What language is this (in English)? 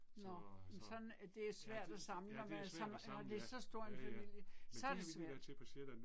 Danish